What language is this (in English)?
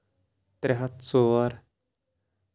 Kashmiri